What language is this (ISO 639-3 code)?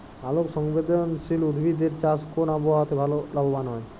ben